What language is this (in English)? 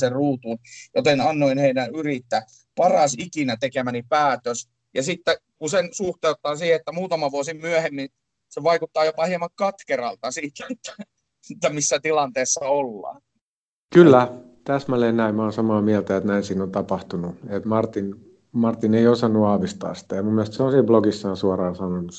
Finnish